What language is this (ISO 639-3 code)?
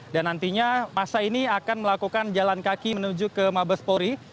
ind